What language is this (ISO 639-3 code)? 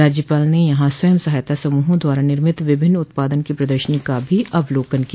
hin